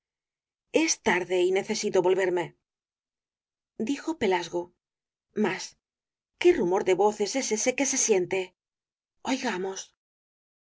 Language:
Spanish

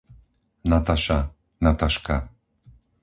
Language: Slovak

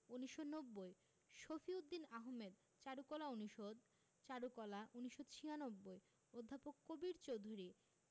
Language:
Bangla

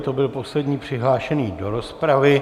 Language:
Czech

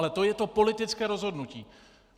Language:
Czech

